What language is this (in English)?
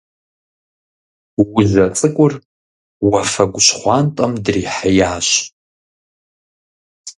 Kabardian